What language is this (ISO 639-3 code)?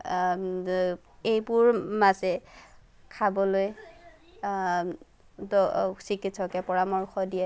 asm